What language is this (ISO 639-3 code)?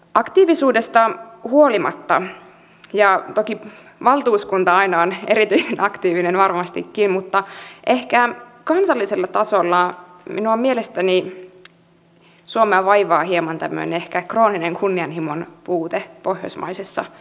fin